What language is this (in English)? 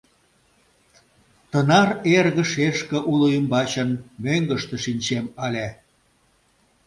Mari